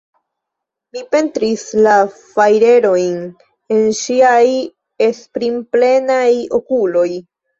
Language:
Esperanto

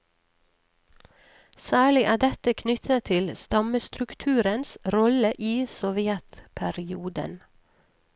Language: Norwegian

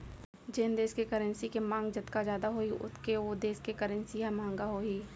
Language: Chhattisgarhi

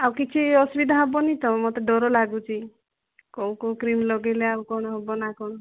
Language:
Odia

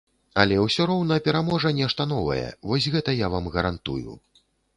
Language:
Belarusian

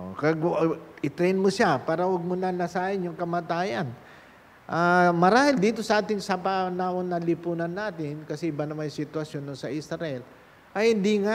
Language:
Filipino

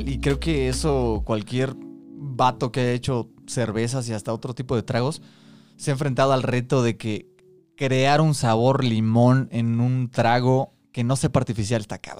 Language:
Spanish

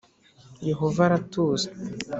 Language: Kinyarwanda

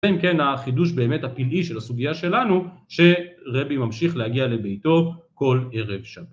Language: Hebrew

